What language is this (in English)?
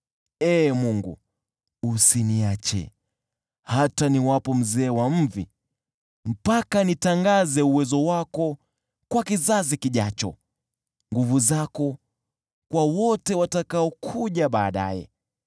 Swahili